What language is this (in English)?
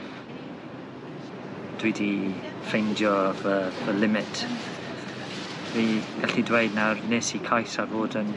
Welsh